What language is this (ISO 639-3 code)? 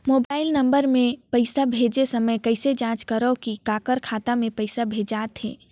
hne